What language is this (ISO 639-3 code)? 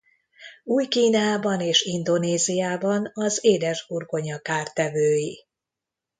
hun